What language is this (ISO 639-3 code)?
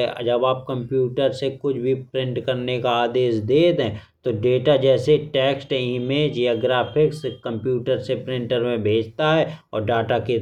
bns